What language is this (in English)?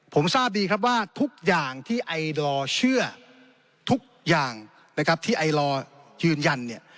Thai